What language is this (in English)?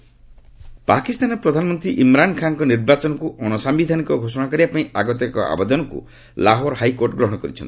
Odia